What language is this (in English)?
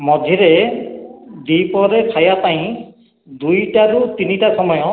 Odia